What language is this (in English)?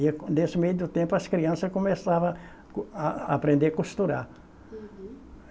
Portuguese